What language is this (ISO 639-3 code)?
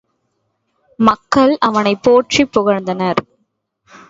tam